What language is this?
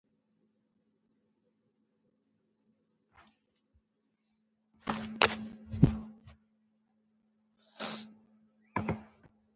Pashto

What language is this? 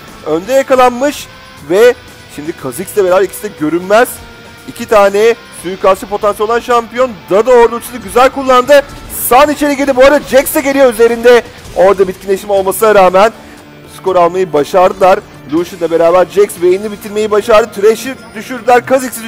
Turkish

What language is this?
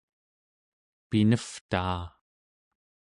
Central Yupik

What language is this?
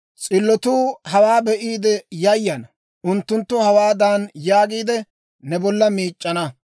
Dawro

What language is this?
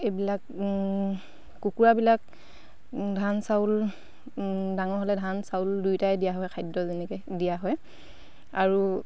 Assamese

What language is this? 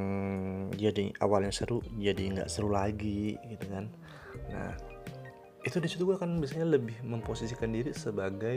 Indonesian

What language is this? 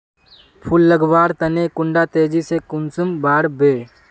Magahi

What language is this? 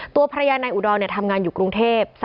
Thai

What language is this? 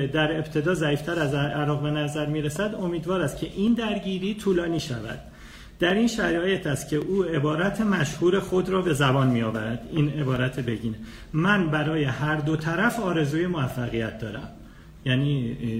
Persian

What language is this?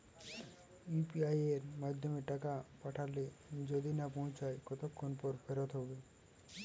Bangla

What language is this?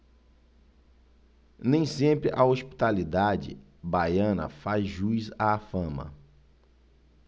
Portuguese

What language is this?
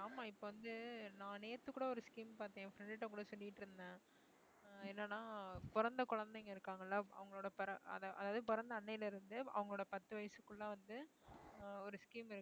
Tamil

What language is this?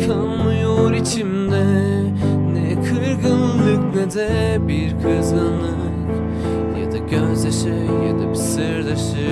Turkish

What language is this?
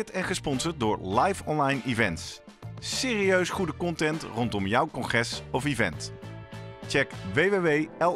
Dutch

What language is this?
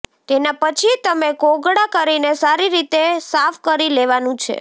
Gujarati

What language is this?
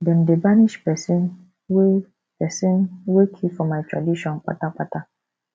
Nigerian Pidgin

